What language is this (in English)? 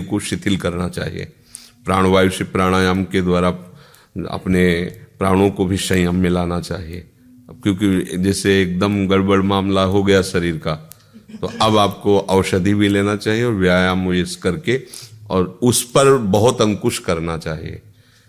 Hindi